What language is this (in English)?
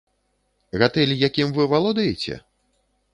Belarusian